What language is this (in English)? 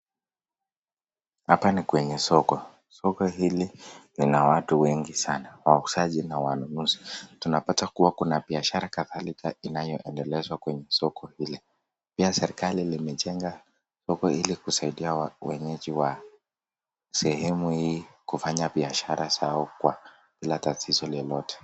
Swahili